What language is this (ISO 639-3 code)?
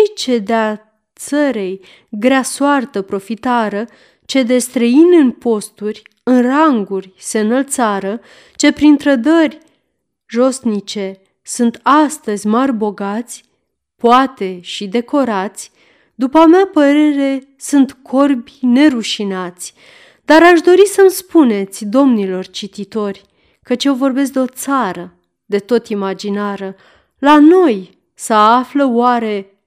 ron